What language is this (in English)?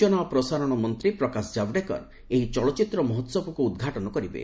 Odia